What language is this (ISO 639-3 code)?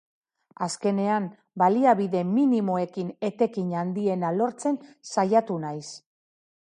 eus